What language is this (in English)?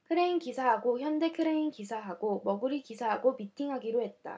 Korean